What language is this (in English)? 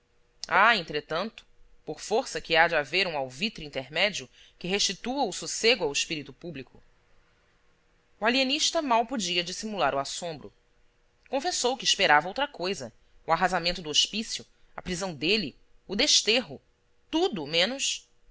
Portuguese